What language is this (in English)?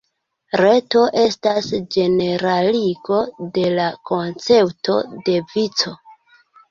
Esperanto